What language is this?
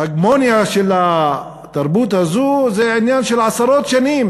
Hebrew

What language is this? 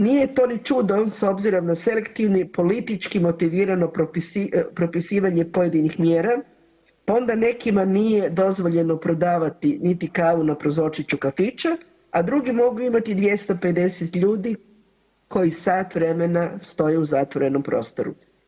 Croatian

